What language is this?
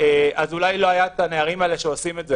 Hebrew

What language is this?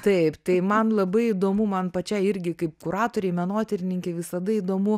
Lithuanian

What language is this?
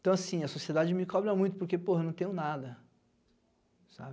Portuguese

